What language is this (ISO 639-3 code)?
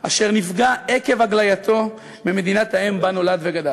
heb